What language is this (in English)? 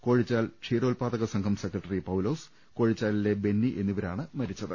Malayalam